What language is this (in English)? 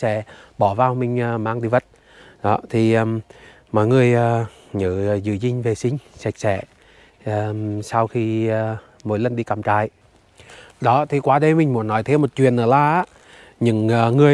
Vietnamese